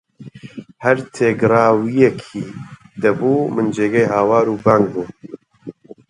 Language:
Central Kurdish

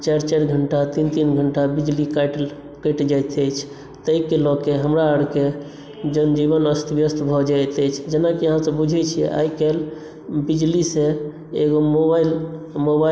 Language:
Maithili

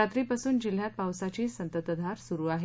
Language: Marathi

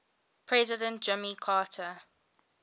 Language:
English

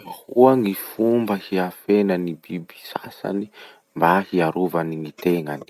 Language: Masikoro Malagasy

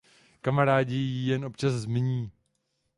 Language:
Czech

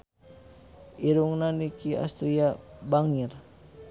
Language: Sundanese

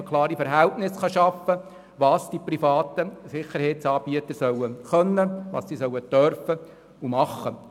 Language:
Swiss German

